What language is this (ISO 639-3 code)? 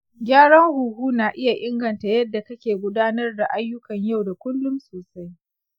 hau